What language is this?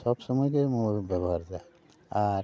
Santali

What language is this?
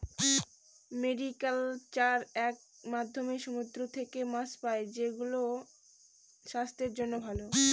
Bangla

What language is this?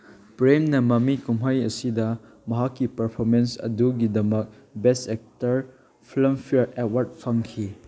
Manipuri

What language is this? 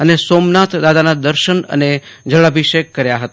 Gujarati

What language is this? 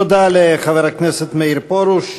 Hebrew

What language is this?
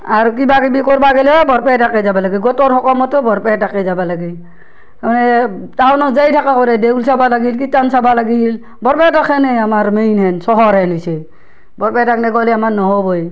Assamese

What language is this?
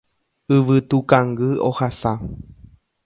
Guarani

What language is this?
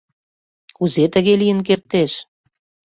Mari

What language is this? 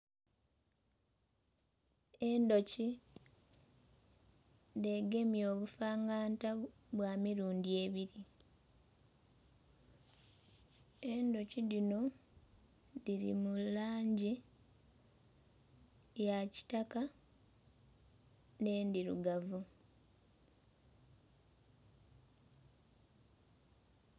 Soga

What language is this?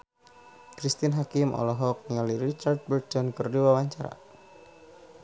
Sundanese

